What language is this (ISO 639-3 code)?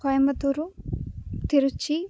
san